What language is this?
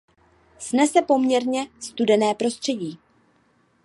Czech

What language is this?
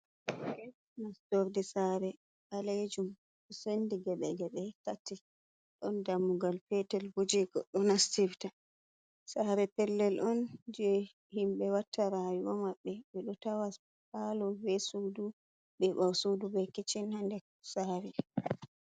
Fula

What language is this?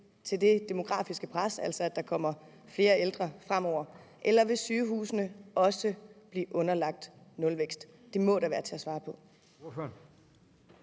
Danish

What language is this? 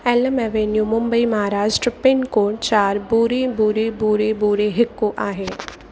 Sindhi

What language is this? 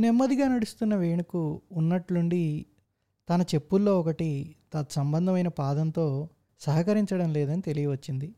Telugu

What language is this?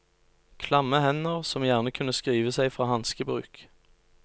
Norwegian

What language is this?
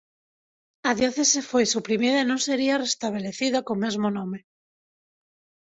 Galician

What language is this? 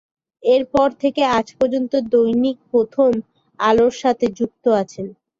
Bangla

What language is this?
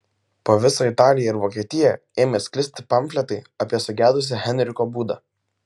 Lithuanian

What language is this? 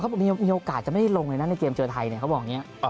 Thai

